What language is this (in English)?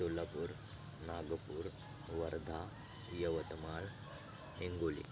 Marathi